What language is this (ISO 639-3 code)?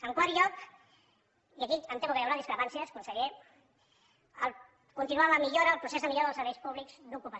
cat